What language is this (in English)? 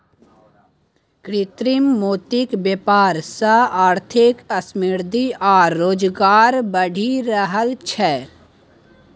Maithili